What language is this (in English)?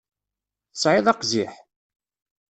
Kabyle